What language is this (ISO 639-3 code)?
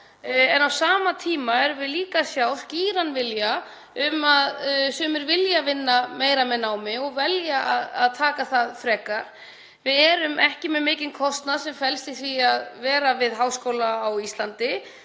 isl